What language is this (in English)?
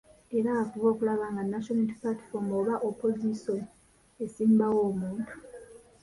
Ganda